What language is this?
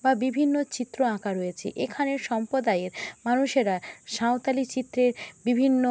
Bangla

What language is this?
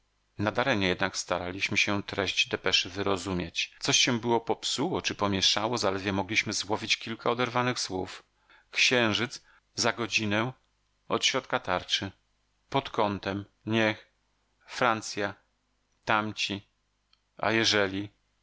Polish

